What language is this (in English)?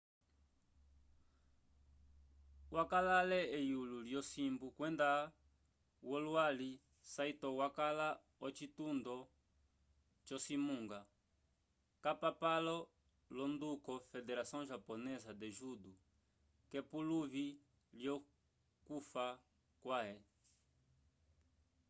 Umbundu